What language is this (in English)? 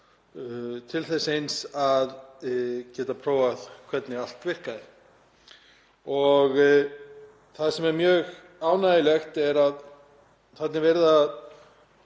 Icelandic